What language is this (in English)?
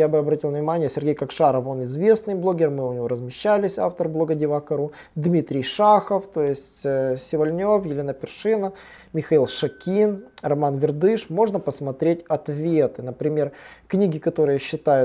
Russian